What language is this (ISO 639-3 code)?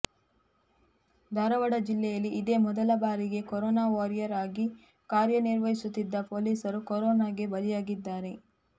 kan